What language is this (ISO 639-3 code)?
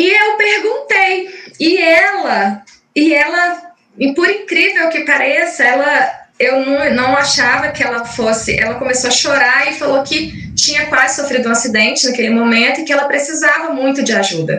por